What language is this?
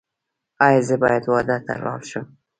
Pashto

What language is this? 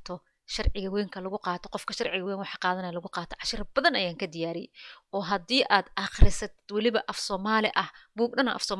Arabic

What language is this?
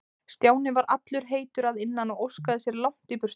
Icelandic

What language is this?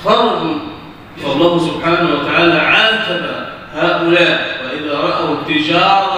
Arabic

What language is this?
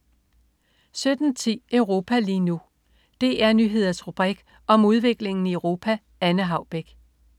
Danish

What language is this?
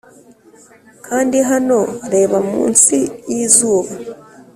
Kinyarwanda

